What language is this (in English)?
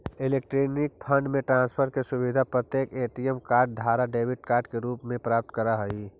Magahi